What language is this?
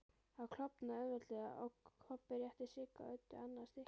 Icelandic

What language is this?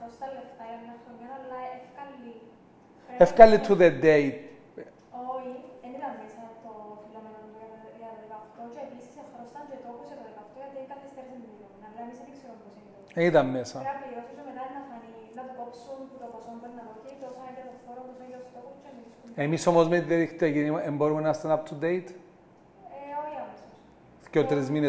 Greek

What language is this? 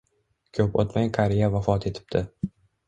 Uzbek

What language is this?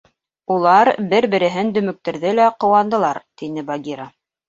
Bashkir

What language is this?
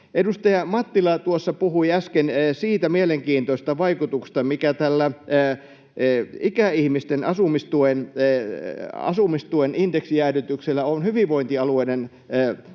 Finnish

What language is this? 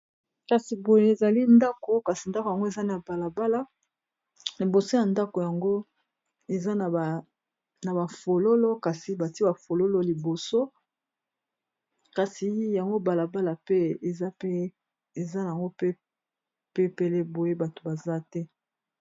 Lingala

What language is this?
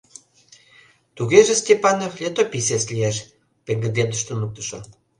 Mari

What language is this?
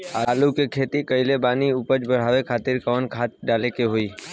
Bhojpuri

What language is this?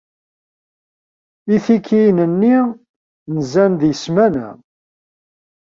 Kabyle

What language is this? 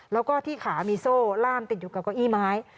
Thai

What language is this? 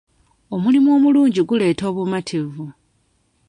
Ganda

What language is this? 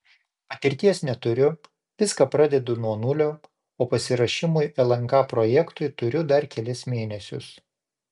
Lithuanian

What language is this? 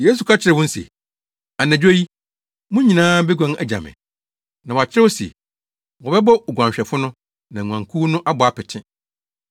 Akan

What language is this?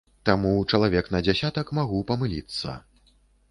Belarusian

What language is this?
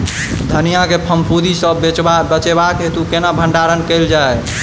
Maithili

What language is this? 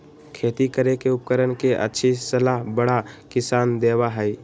Magahi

